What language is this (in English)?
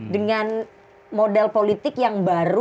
Indonesian